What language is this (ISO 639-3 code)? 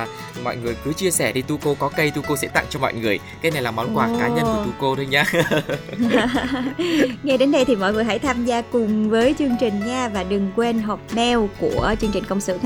vie